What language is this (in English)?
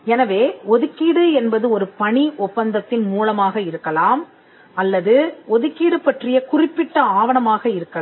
Tamil